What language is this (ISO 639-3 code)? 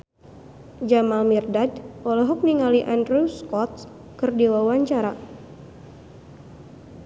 sun